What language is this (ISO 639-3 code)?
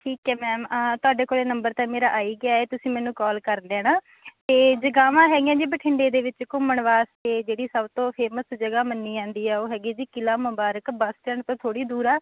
pan